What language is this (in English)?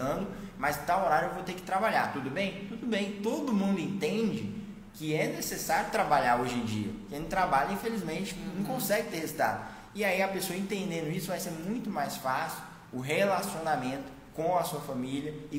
Portuguese